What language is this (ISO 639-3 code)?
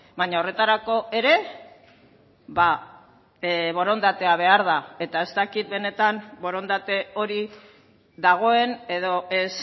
eus